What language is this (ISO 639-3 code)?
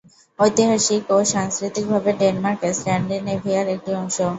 ben